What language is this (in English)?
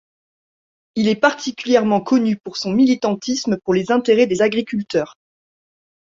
French